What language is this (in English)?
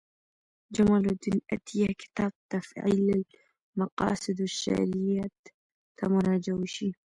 Pashto